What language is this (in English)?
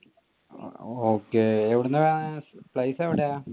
Malayalam